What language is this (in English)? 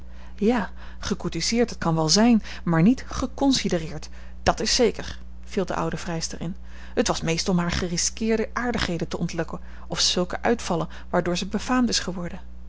Dutch